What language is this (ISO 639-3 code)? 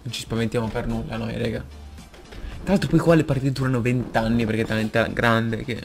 ita